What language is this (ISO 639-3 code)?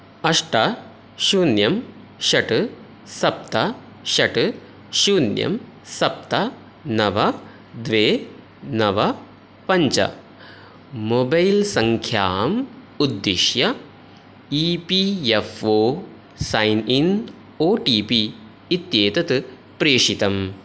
san